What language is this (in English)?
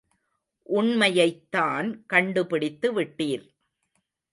Tamil